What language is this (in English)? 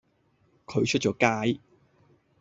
Cantonese